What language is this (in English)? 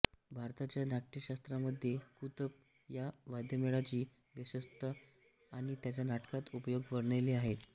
Marathi